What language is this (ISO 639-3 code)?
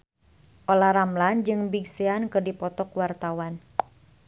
sun